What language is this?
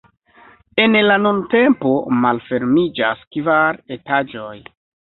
Esperanto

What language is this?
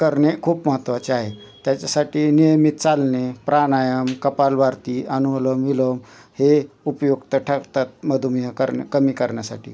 Marathi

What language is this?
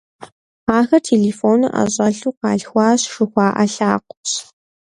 Kabardian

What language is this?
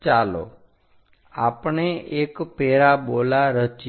Gujarati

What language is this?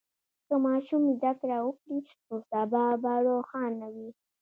Pashto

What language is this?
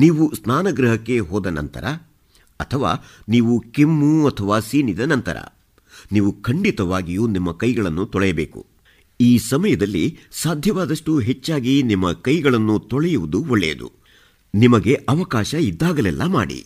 Kannada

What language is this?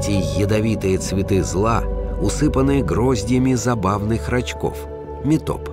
Russian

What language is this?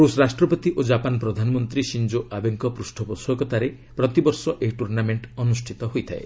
Odia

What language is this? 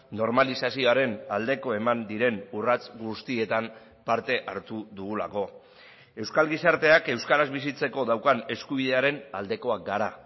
Basque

